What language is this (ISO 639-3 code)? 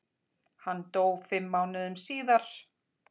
isl